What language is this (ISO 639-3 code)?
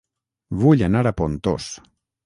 cat